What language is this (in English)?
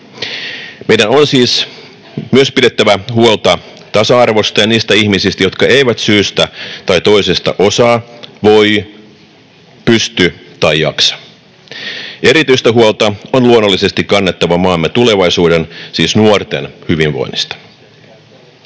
Finnish